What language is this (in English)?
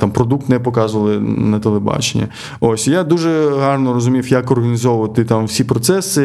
Ukrainian